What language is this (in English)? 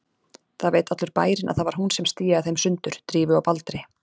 Icelandic